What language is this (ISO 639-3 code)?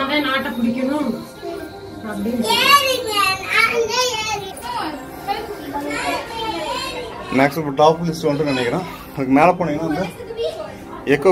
hin